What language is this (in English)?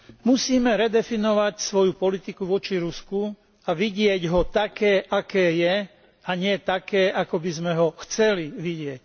Slovak